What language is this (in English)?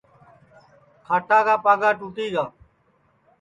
Sansi